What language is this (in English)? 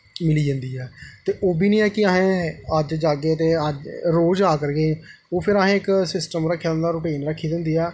Dogri